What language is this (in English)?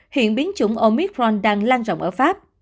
Vietnamese